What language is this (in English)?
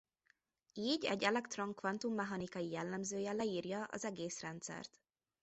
Hungarian